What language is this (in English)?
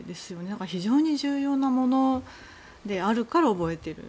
Japanese